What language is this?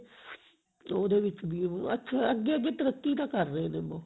Punjabi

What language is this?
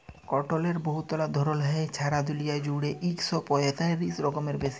Bangla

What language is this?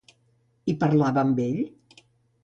Catalan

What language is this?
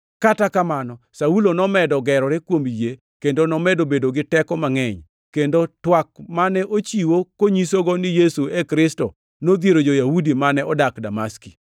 Luo (Kenya and Tanzania)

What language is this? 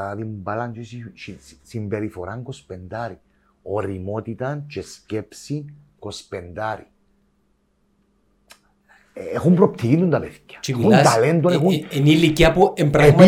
Greek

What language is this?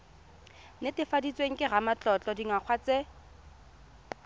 Tswana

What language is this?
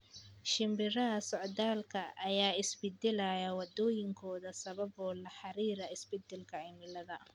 Somali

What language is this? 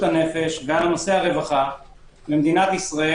Hebrew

